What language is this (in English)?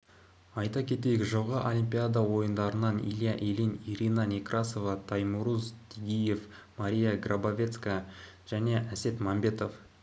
Kazakh